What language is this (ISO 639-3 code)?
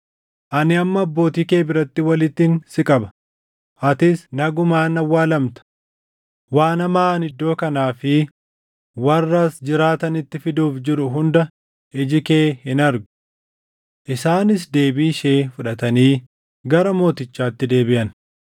orm